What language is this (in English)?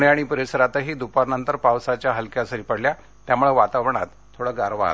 Marathi